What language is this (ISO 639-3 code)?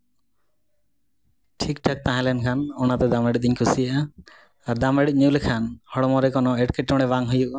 sat